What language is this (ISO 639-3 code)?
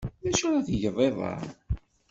kab